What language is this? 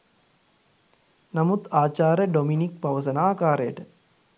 Sinhala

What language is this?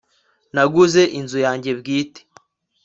Kinyarwanda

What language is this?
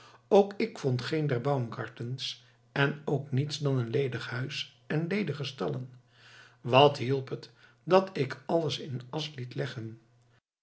Dutch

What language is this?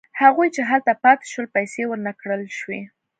Pashto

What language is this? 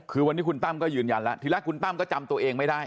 Thai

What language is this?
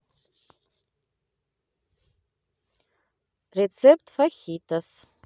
Russian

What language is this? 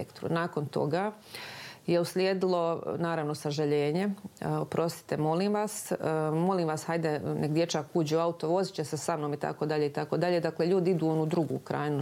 Croatian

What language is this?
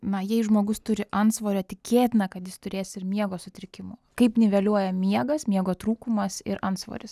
Lithuanian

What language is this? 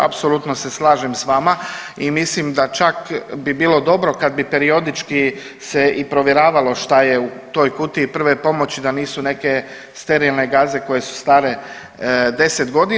Croatian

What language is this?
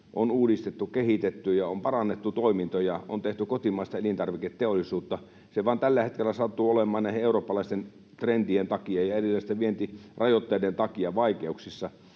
Finnish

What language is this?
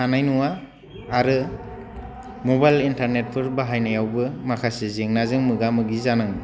Bodo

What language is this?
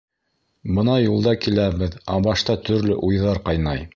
Bashkir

